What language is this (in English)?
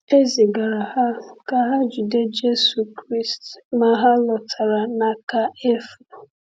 Igbo